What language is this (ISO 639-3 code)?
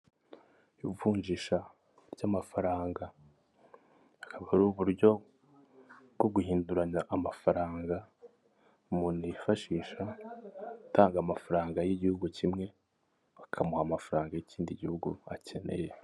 kin